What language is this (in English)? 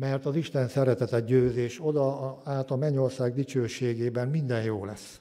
Hungarian